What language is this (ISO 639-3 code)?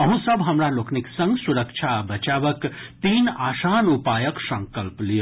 mai